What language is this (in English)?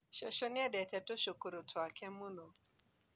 Kikuyu